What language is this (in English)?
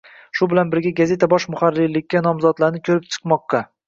Uzbek